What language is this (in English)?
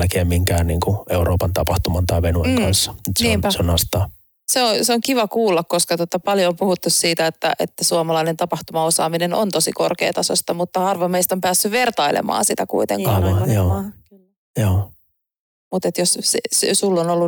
Finnish